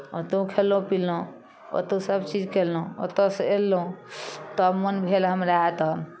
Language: Maithili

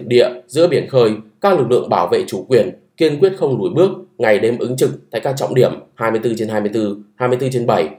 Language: Vietnamese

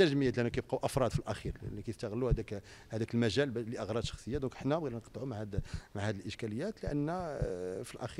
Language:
Arabic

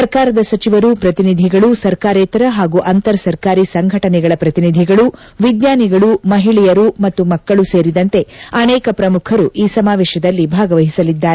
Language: Kannada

